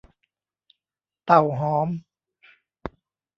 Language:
Thai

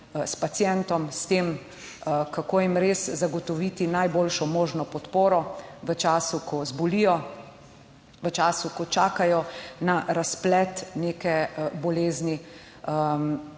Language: Slovenian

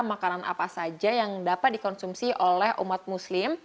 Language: Indonesian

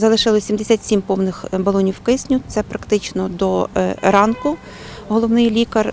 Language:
Ukrainian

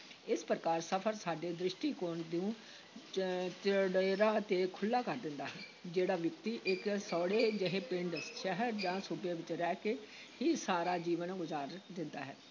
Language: Punjabi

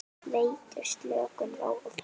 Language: Icelandic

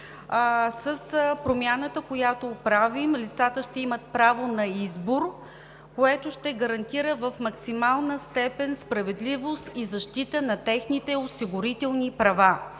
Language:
Bulgarian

